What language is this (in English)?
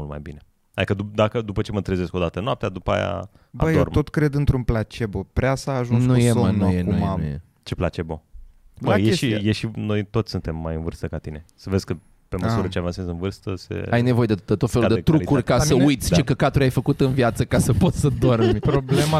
Romanian